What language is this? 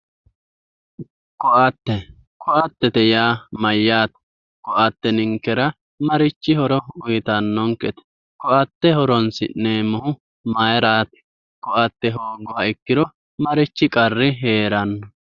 Sidamo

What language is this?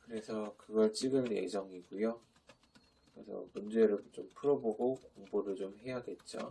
Korean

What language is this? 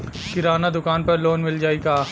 Bhojpuri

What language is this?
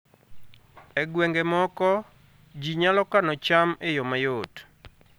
Luo (Kenya and Tanzania)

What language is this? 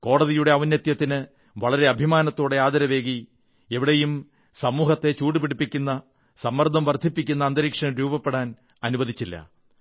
Malayalam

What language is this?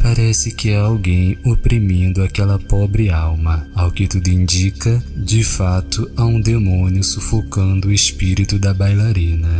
Portuguese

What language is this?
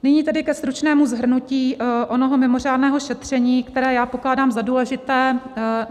Czech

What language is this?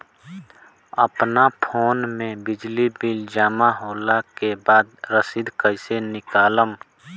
Bhojpuri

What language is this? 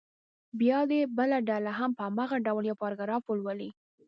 Pashto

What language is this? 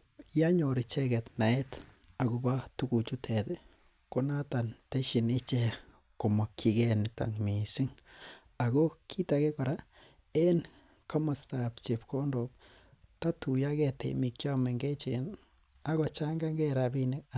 Kalenjin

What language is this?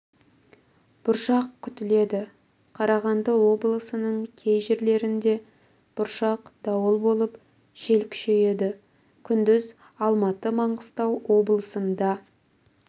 Kazakh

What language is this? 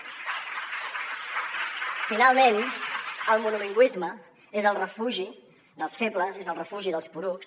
Catalan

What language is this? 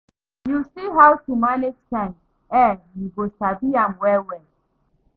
Nigerian Pidgin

